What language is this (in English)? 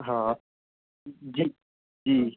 Sindhi